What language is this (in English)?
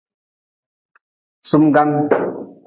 Nawdm